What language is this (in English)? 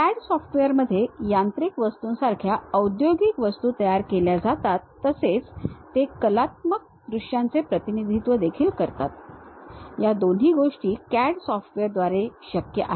Marathi